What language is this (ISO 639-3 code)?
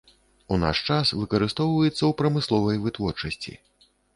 bel